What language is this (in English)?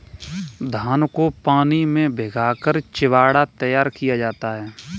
Hindi